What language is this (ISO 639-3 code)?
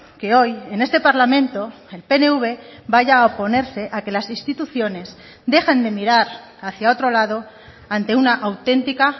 spa